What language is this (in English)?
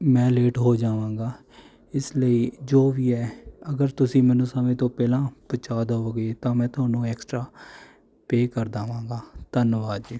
Punjabi